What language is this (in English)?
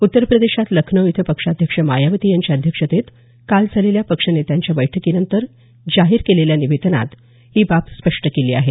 Marathi